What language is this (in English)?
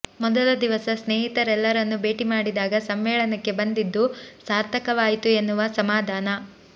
Kannada